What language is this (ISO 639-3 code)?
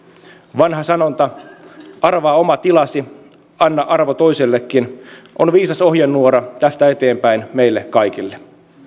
fin